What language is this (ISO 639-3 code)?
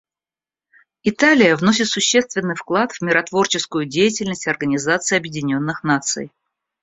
rus